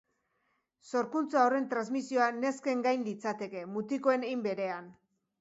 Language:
Basque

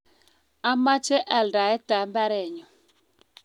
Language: Kalenjin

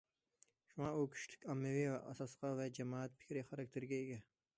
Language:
Uyghur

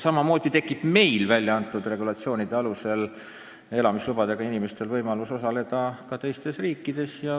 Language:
Estonian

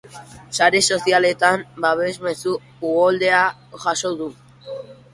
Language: Basque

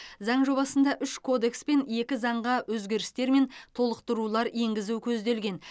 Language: Kazakh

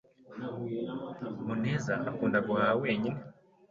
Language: Kinyarwanda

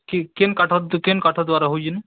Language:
Odia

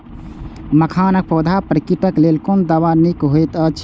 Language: Maithili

